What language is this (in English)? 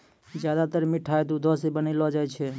Maithili